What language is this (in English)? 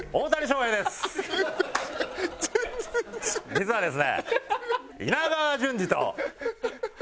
Japanese